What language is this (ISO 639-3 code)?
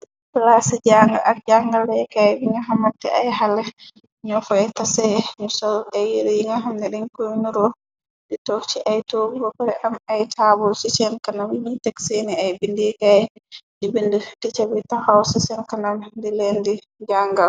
wol